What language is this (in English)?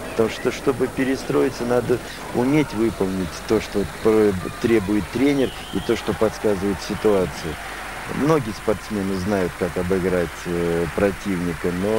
Russian